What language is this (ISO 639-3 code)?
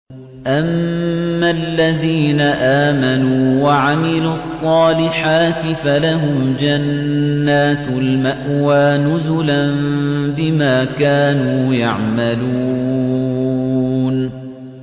ara